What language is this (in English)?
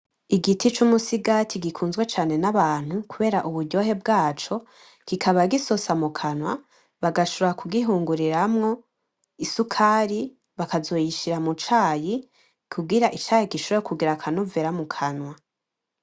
Rundi